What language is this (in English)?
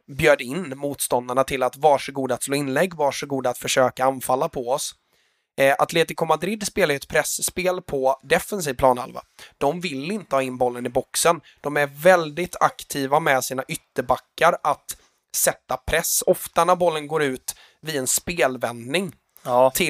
Swedish